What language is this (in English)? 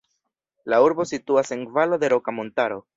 Esperanto